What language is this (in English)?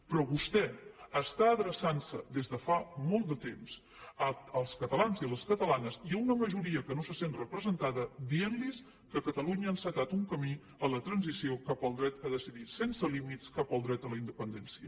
Catalan